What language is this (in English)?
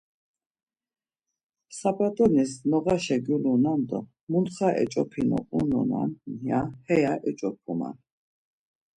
Laz